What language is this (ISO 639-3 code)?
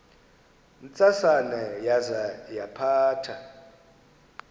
xho